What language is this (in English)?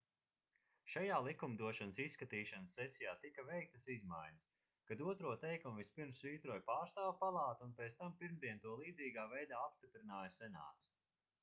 Latvian